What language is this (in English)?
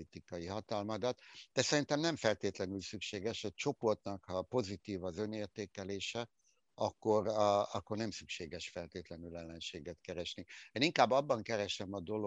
Hungarian